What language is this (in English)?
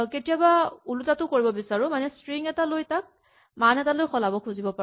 Assamese